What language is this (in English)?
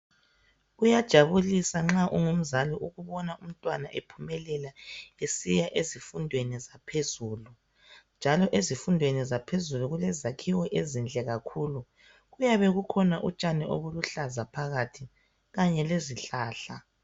North Ndebele